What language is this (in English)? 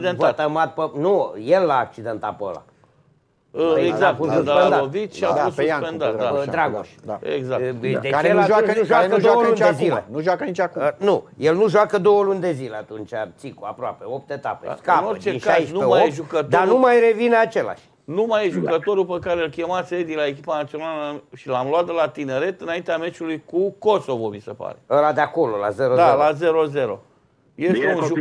Romanian